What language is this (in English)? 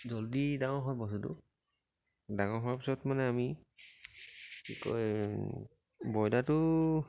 Assamese